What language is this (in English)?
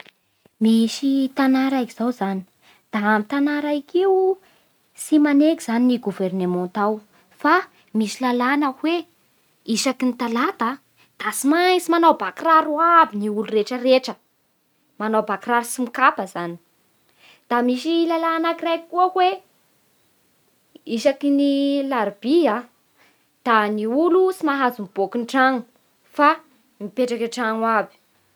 Bara Malagasy